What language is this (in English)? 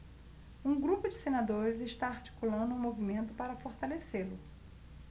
Portuguese